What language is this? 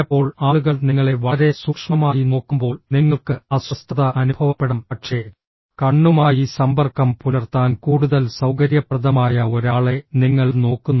Malayalam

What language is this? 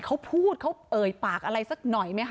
Thai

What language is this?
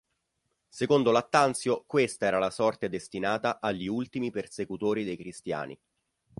Italian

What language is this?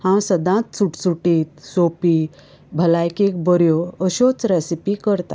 Konkani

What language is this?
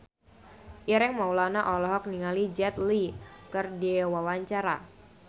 Sundanese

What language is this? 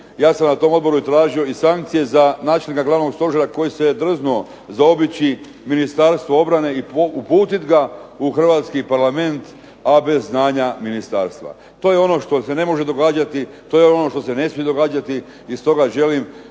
Croatian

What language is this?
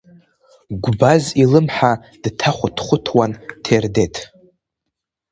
Abkhazian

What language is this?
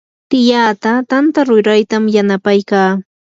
Yanahuanca Pasco Quechua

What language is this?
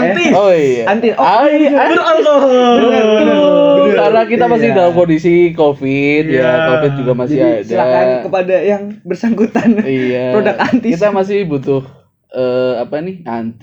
Indonesian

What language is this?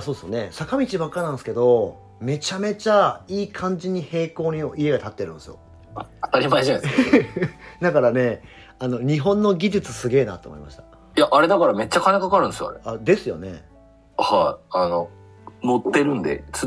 Japanese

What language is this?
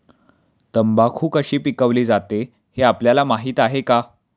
Marathi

